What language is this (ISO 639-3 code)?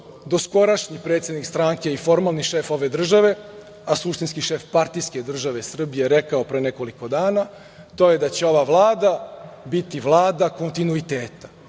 srp